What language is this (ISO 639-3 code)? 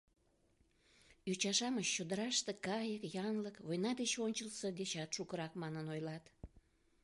chm